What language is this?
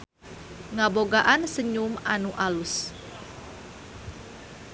Sundanese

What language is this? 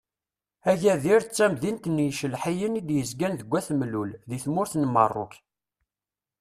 Kabyle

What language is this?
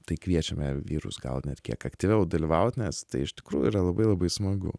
Lithuanian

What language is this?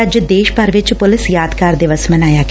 Punjabi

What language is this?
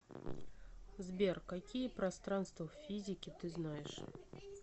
Russian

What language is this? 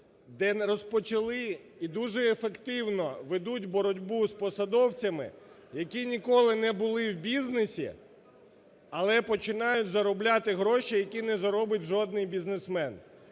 Ukrainian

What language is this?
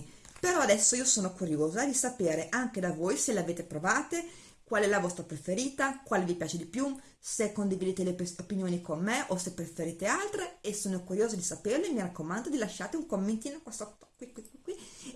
Italian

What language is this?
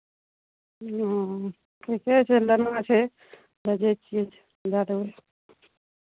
Maithili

